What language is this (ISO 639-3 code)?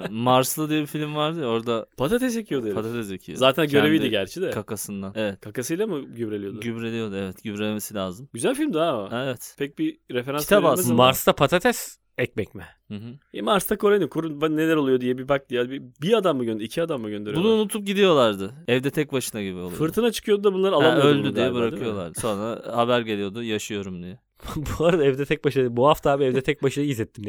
tur